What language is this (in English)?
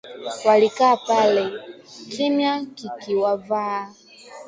Swahili